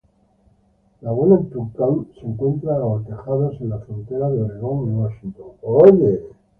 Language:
Spanish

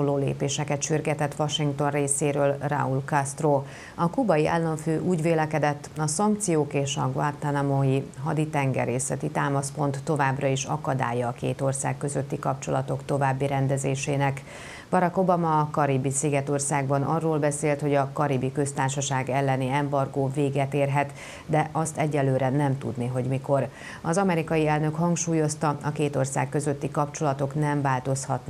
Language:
Hungarian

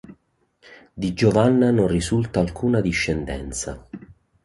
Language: Italian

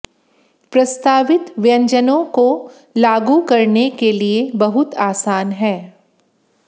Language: Hindi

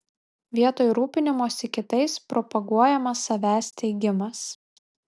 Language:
Lithuanian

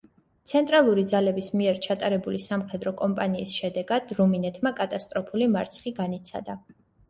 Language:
Georgian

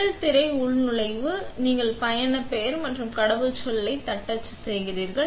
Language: Tamil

